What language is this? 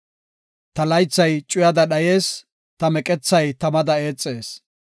Gofa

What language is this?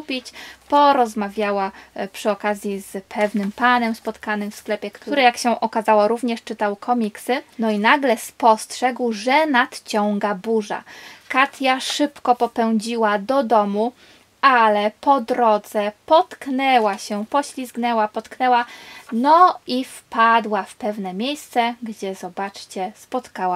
Polish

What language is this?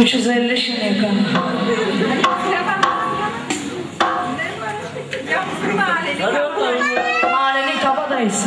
Turkish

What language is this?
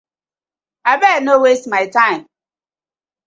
Nigerian Pidgin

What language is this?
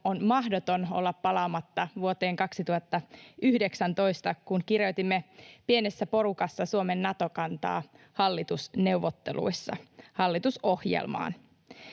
Finnish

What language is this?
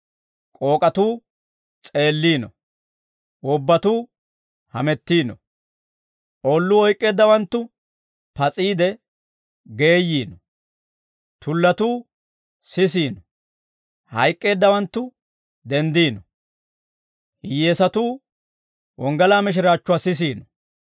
Dawro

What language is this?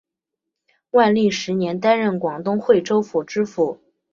Chinese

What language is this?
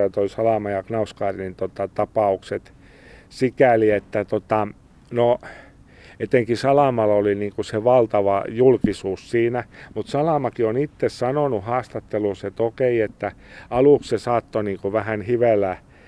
Finnish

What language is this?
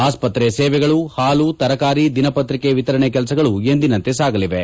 Kannada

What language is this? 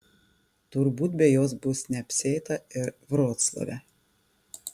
Lithuanian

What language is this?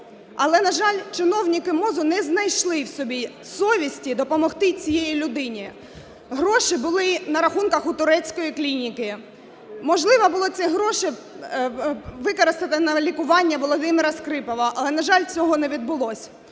Ukrainian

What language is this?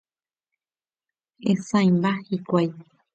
Guarani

